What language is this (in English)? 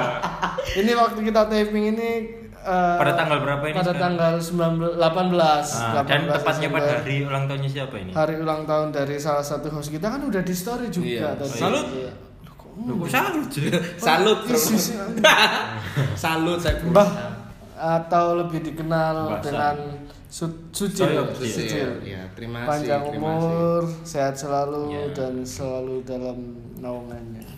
Indonesian